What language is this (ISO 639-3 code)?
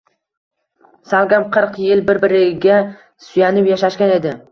uzb